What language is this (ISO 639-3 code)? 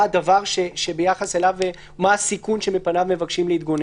heb